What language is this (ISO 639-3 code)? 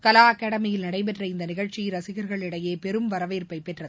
tam